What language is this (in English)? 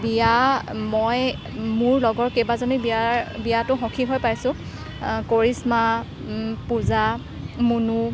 Assamese